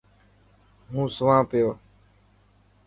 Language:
Dhatki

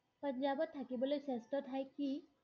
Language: Assamese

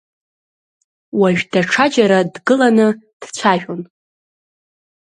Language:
Abkhazian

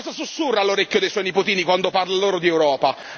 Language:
Italian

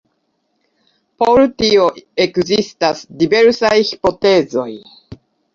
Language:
Esperanto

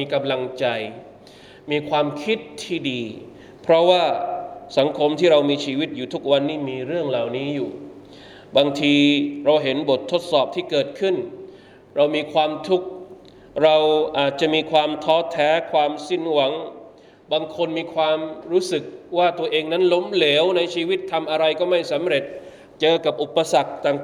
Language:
Thai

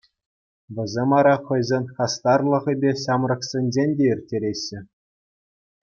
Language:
Chuvash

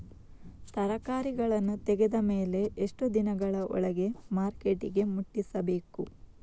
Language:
Kannada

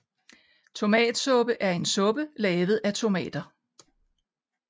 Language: Danish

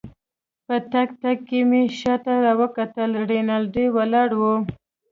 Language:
Pashto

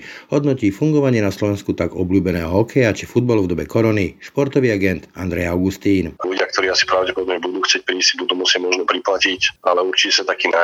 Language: Slovak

